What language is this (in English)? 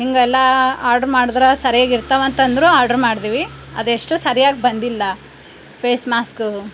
Kannada